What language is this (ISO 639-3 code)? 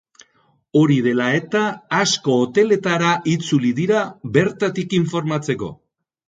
eus